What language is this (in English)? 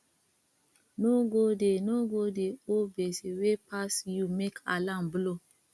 Nigerian Pidgin